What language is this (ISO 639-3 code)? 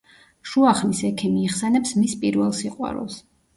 kat